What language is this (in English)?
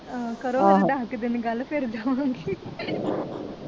Punjabi